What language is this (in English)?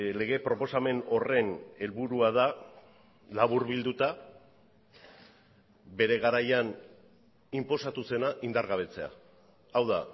Basque